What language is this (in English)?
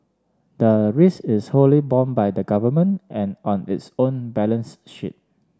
English